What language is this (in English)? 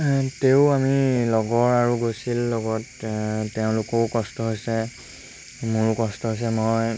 Assamese